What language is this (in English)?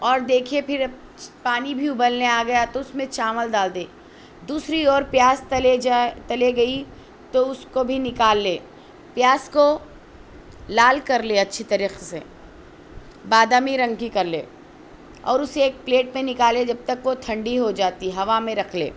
Urdu